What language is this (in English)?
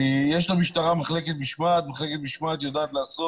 Hebrew